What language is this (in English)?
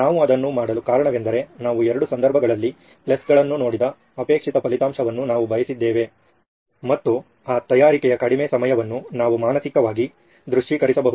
Kannada